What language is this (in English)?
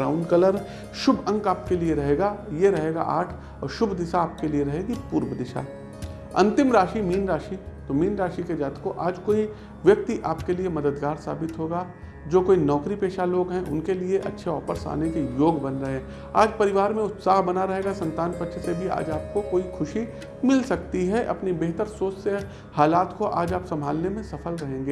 Hindi